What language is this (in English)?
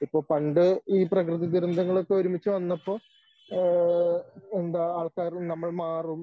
Malayalam